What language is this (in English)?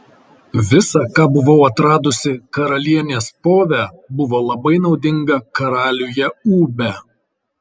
Lithuanian